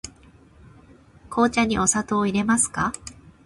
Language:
Japanese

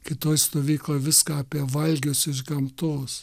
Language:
Lithuanian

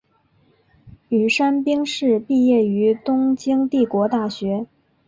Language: Chinese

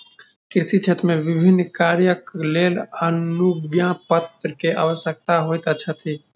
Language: Maithili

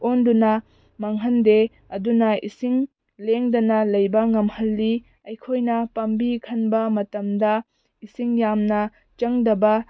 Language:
Manipuri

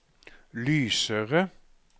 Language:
Norwegian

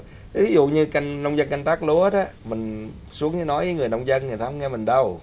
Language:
Vietnamese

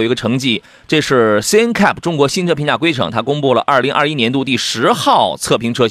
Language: Chinese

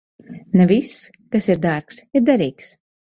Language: Latvian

